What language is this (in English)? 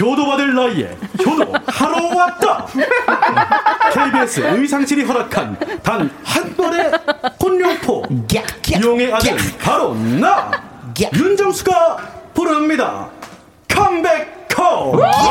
Korean